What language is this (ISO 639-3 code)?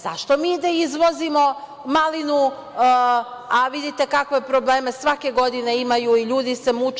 srp